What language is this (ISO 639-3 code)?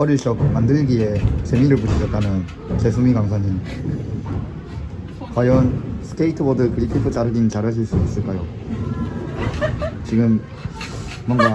kor